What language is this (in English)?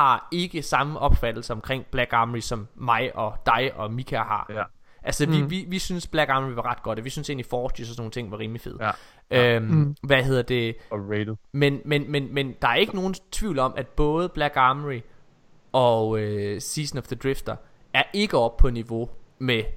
Danish